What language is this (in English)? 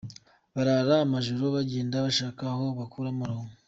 Kinyarwanda